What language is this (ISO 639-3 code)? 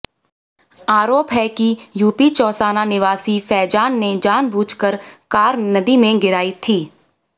hin